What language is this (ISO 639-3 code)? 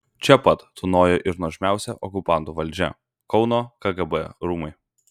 lit